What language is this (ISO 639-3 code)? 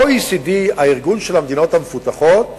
heb